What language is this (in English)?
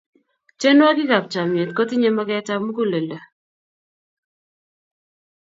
Kalenjin